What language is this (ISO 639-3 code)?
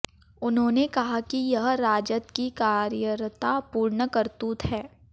hin